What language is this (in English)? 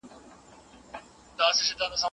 Pashto